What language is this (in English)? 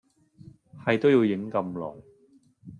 Cantonese